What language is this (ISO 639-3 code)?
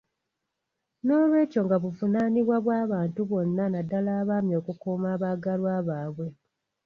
lug